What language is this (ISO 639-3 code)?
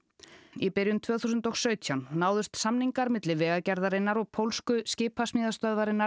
isl